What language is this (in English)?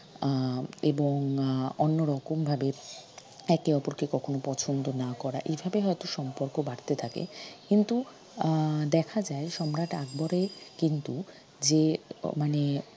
Bangla